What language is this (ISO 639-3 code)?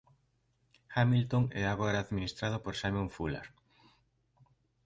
glg